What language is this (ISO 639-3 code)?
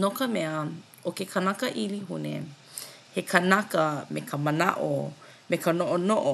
haw